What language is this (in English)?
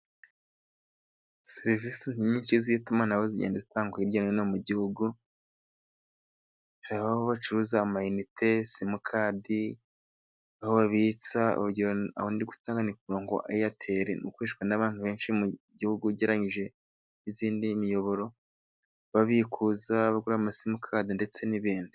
Kinyarwanda